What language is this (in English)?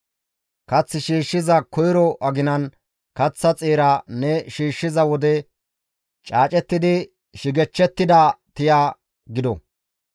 Gamo